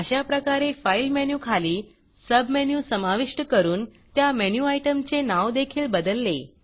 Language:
Marathi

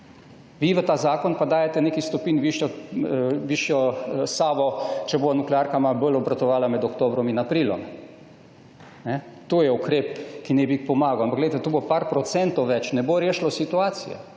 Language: Slovenian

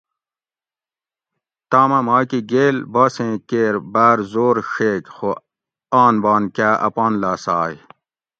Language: Gawri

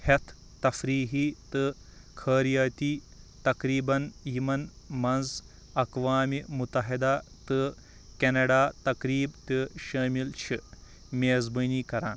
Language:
Kashmiri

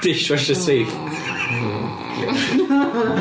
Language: Welsh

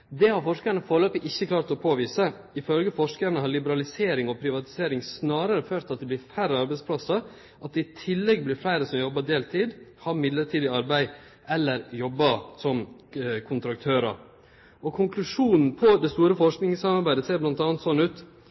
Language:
Norwegian Nynorsk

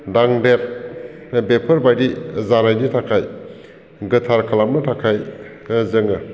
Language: Bodo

